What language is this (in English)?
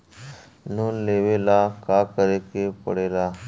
Bhojpuri